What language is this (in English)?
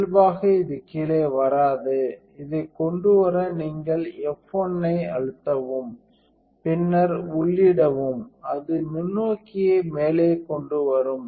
Tamil